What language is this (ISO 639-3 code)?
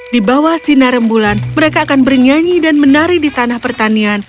ind